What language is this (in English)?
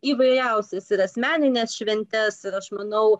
Lithuanian